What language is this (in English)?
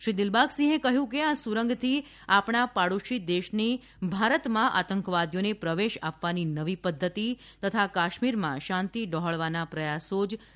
Gujarati